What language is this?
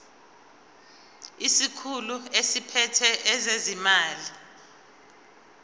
Zulu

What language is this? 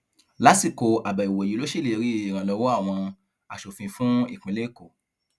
Yoruba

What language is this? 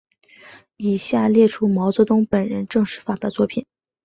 Chinese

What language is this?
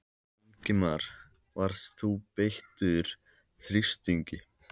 Icelandic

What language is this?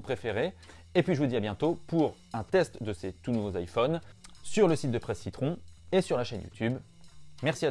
French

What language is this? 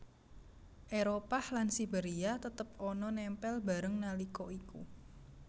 Javanese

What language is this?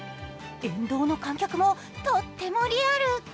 Japanese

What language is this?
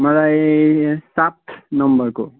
Nepali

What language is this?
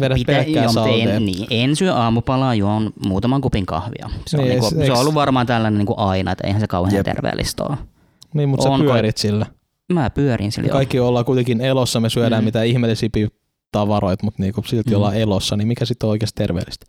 Finnish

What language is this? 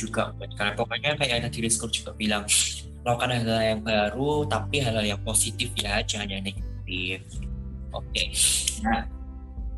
Indonesian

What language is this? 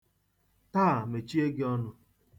Igbo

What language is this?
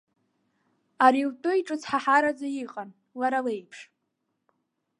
Abkhazian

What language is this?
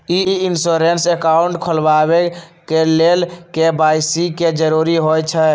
Magahi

